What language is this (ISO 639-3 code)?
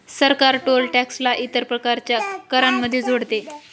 mar